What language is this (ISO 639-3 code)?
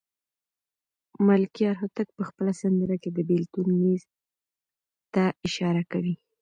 pus